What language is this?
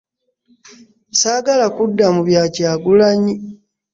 Ganda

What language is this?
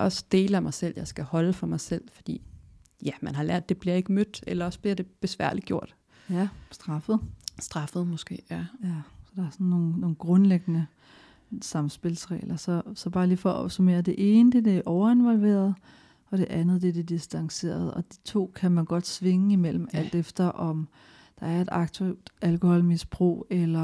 Danish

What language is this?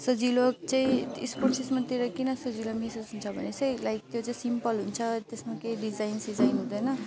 Nepali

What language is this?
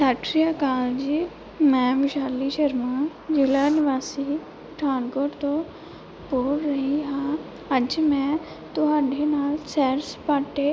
Punjabi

